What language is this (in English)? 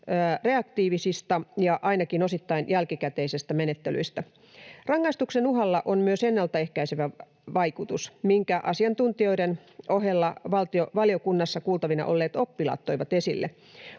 Finnish